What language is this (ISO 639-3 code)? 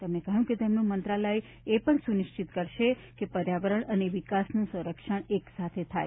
guj